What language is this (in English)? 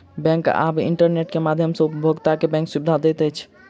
Maithili